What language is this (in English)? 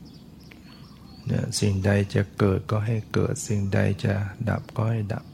Thai